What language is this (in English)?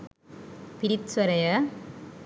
Sinhala